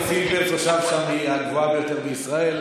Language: Hebrew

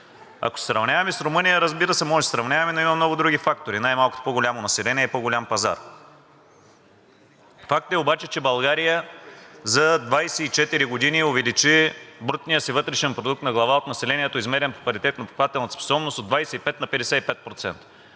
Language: Bulgarian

